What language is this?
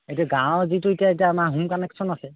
Assamese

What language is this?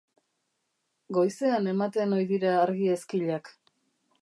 Basque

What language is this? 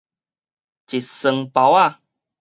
Min Nan Chinese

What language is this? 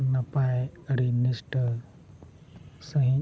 Santali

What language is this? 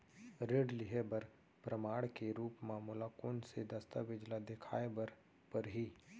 Chhattisgarhi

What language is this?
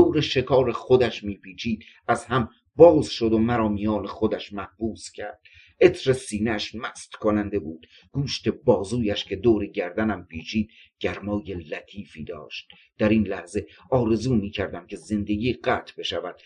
Persian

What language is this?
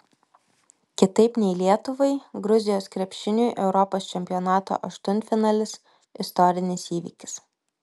Lithuanian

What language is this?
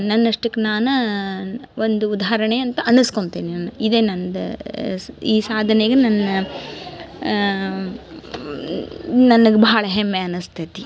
Kannada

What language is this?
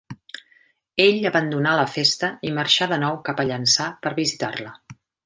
Catalan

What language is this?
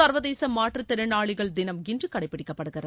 Tamil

